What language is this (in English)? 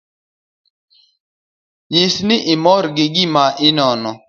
Luo (Kenya and Tanzania)